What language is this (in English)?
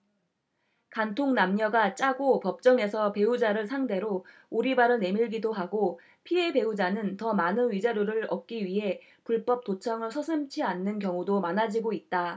Korean